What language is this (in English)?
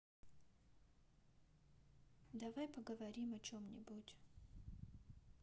Russian